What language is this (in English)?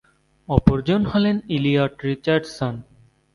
Bangla